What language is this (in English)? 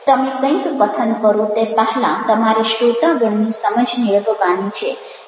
Gujarati